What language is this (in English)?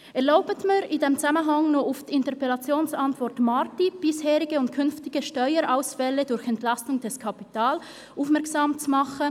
Swiss German